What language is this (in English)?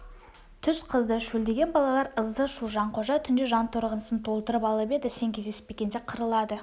Kazakh